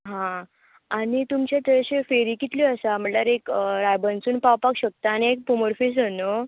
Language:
Konkani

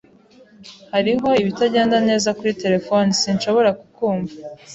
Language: Kinyarwanda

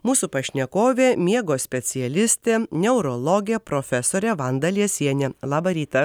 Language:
Lithuanian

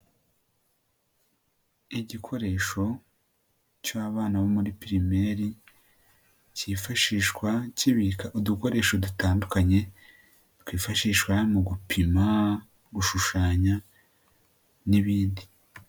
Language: Kinyarwanda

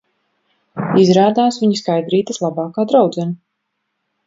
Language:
Latvian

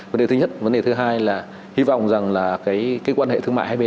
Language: Vietnamese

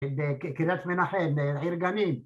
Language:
Hebrew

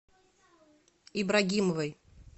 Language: Russian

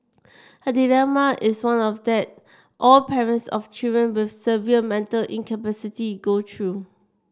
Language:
English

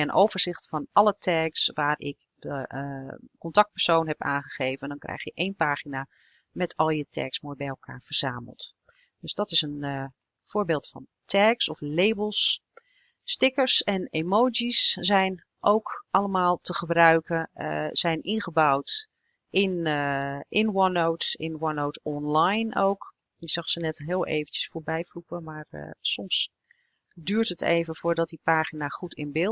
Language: Dutch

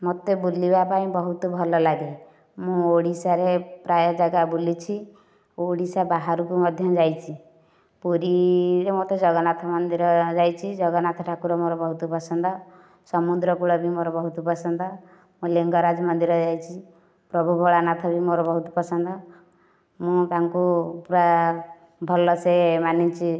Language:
Odia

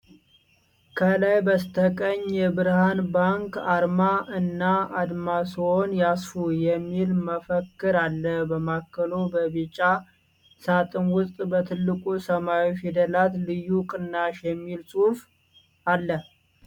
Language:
Amharic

